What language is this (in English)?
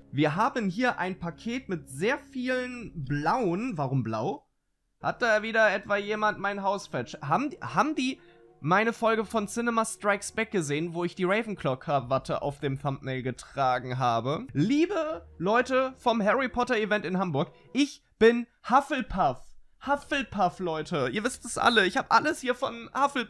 German